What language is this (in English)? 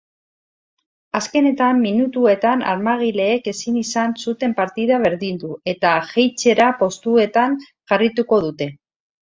Basque